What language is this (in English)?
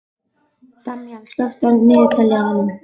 Icelandic